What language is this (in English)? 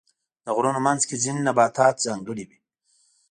Pashto